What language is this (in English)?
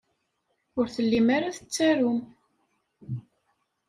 Kabyle